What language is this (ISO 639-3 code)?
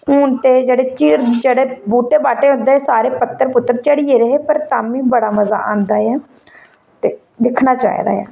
doi